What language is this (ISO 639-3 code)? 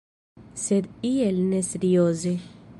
epo